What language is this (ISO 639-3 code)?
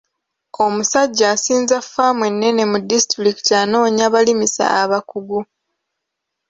lug